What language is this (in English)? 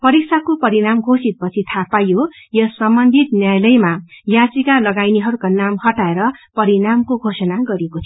Nepali